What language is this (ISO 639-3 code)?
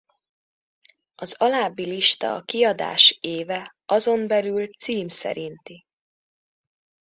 hun